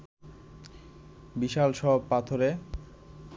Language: Bangla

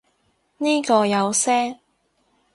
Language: Cantonese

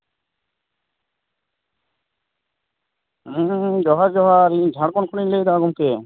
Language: Santali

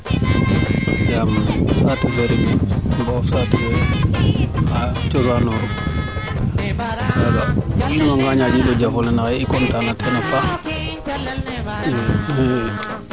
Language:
Serer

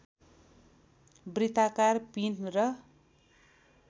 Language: Nepali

